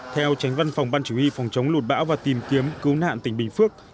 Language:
Vietnamese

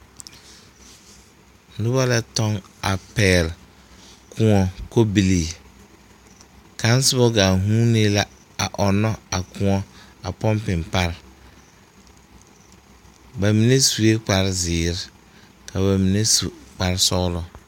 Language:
Southern Dagaare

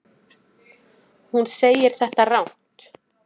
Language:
Icelandic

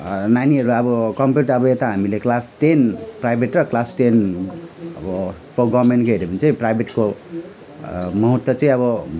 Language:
Nepali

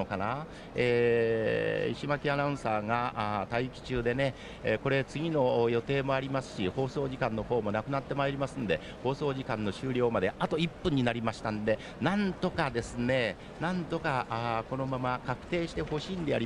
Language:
Japanese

